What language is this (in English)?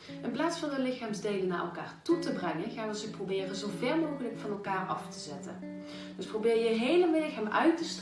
Dutch